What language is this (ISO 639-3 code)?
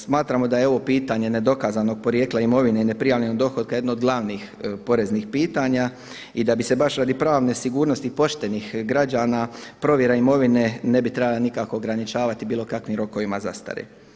hrv